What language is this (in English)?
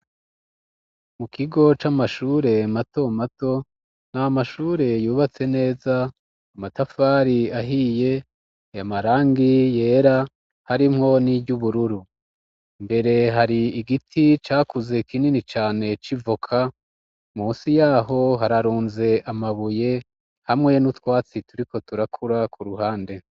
Rundi